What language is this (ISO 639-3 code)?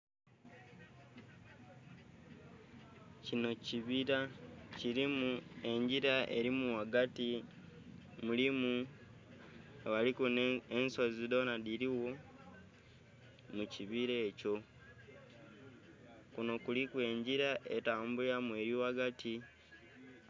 xog